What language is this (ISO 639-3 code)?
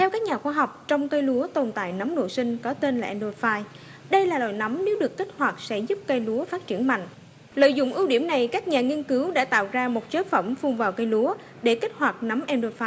vie